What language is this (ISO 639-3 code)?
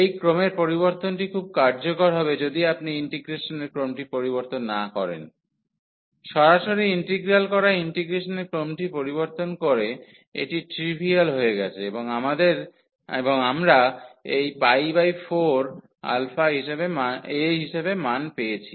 ben